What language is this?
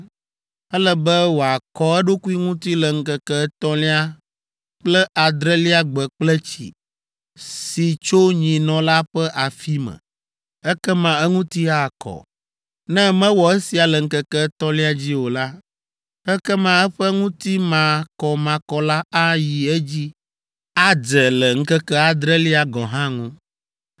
Ewe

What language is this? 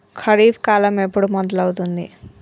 Telugu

